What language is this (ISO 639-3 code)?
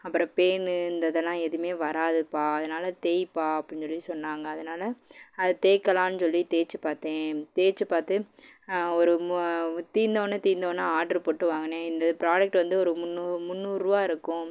tam